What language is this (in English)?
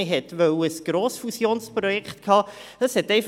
Swiss German